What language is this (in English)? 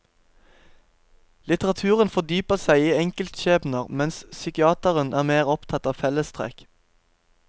Norwegian